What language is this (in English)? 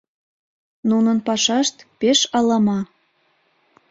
Mari